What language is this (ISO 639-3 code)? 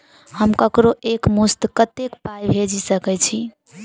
mai